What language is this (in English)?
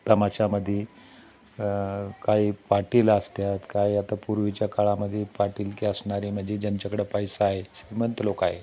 Marathi